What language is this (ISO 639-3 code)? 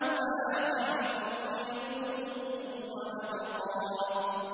ara